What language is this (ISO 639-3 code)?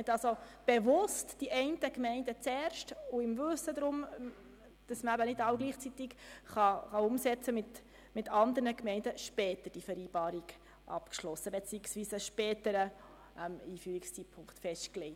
gsw